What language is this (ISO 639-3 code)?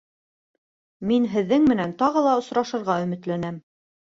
bak